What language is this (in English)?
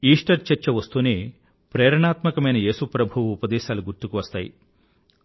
Telugu